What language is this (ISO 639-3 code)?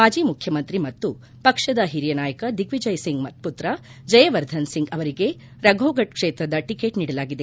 kan